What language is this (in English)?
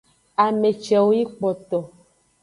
Aja (Benin)